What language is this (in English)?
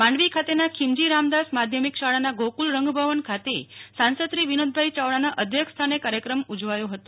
Gujarati